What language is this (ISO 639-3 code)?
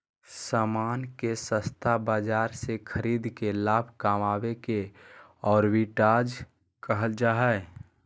mag